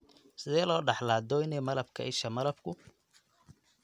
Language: Somali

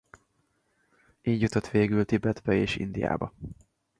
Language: Hungarian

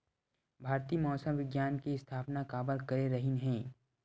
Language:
Chhattisgarhi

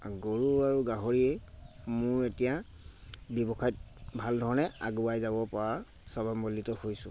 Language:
Assamese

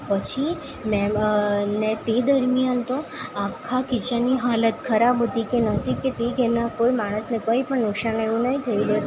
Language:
Gujarati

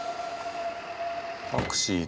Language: Japanese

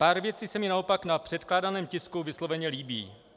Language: Czech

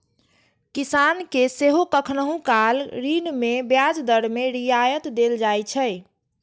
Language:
Maithili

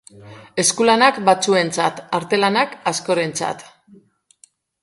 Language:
Basque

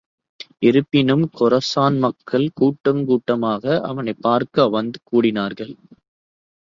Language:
Tamil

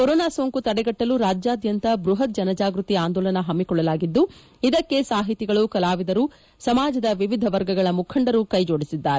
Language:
Kannada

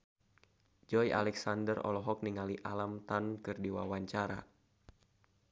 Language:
Sundanese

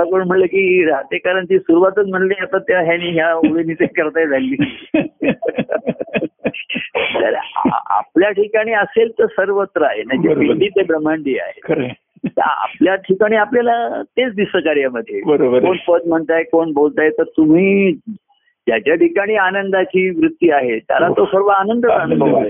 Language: Marathi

